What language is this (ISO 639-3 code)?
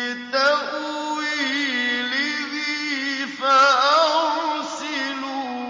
ara